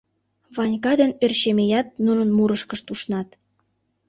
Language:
Mari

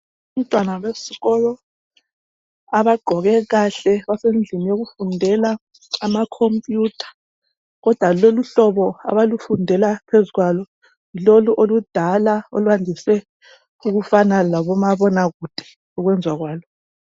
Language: North Ndebele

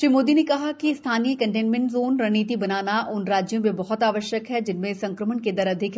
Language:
Hindi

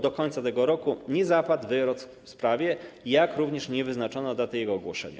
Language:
Polish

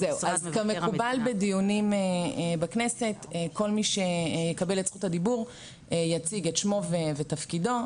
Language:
Hebrew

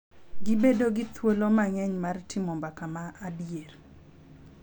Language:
Luo (Kenya and Tanzania)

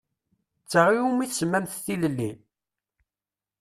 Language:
Kabyle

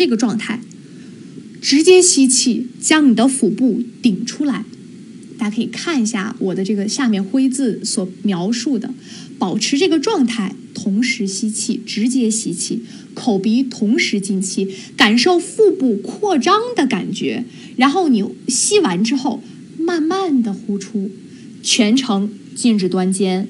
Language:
Chinese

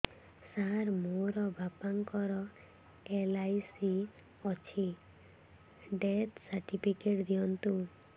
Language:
Odia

